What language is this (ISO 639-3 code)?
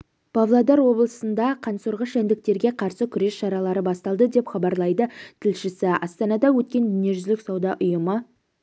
kaz